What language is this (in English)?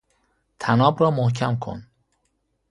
Persian